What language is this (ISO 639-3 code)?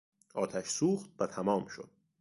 fas